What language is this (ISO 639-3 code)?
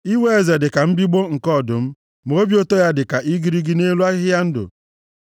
ibo